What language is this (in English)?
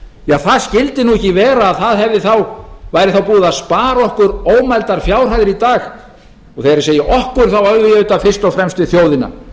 Icelandic